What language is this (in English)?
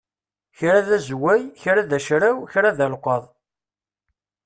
Kabyle